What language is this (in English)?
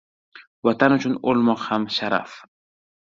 Uzbek